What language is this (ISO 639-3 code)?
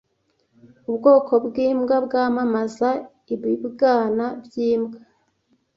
kin